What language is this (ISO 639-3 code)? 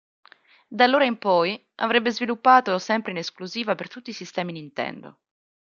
ita